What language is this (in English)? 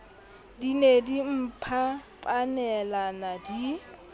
Southern Sotho